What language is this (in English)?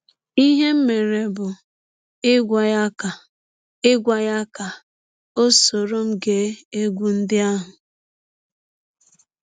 Igbo